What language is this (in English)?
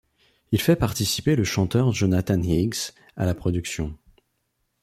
French